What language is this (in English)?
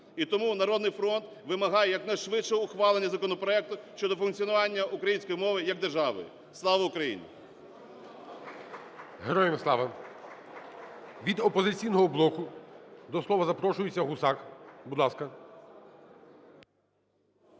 Ukrainian